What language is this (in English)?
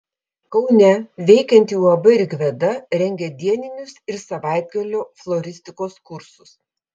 Lithuanian